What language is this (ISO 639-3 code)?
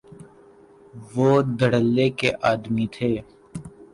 urd